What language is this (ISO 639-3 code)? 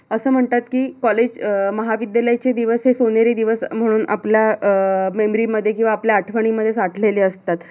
mar